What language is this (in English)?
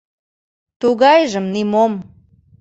Mari